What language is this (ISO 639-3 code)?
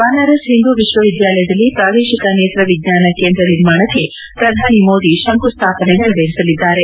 kan